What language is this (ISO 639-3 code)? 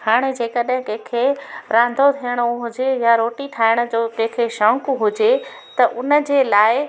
snd